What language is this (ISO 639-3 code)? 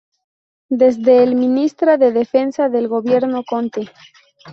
spa